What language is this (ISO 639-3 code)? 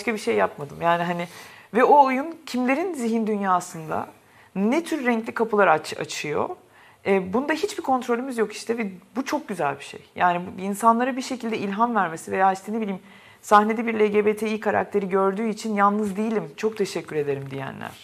tur